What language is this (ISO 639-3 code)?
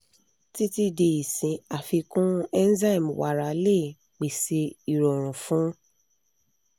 yor